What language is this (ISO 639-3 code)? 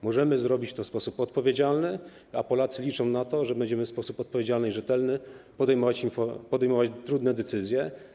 pol